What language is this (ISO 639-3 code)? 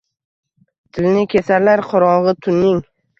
uzb